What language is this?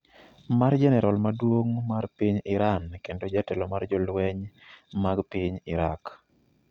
Luo (Kenya and Tanzania)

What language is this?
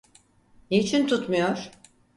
Turkish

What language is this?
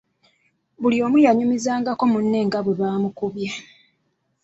Ganda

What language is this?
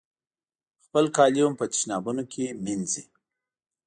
Pashto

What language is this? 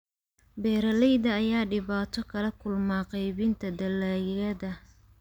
Somali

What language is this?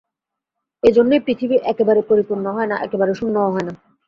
Bangla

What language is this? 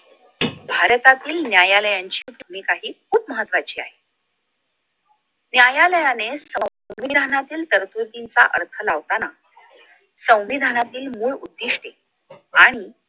Marathi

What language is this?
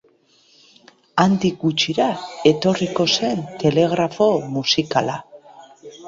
Basque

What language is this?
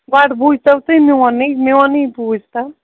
Kashmiri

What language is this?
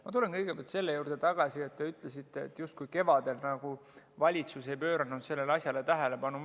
Estonian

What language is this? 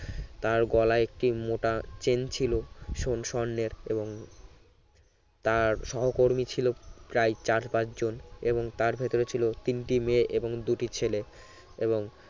Bangla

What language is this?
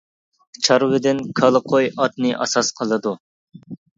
Uyghur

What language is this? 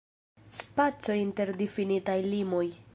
Esperanto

